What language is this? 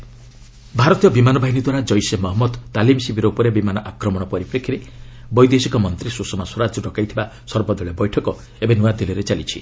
Odia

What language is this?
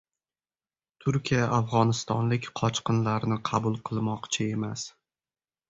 Uzbek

